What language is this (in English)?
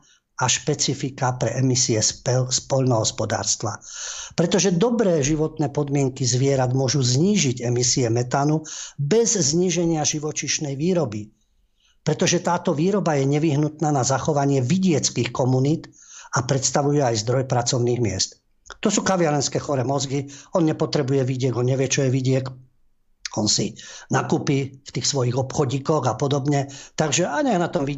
Slovak